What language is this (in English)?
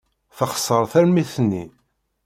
Kabyle